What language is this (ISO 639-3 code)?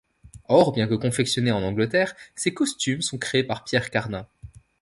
fra